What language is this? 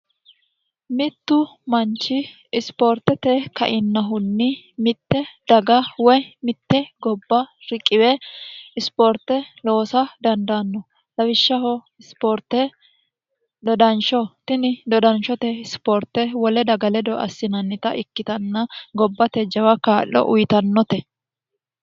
Sidamo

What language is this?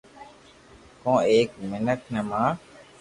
Loarki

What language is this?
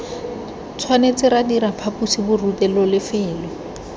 Tswana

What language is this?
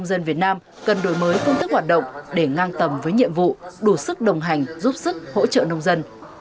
Vietnamese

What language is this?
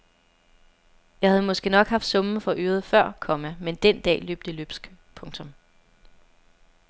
Danish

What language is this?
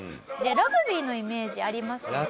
Japanese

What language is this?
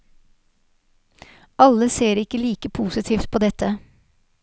Norwegian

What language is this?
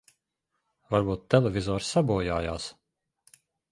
Latvian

